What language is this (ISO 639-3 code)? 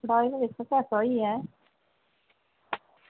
doi